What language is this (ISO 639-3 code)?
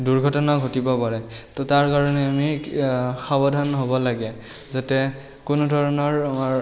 asm